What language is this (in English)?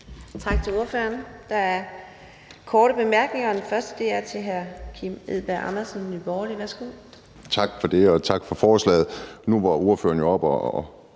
Danish